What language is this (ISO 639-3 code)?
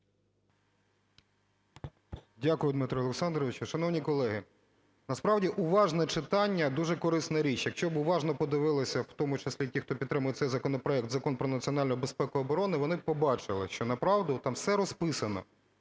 ukr